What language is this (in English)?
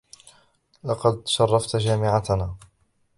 Arabic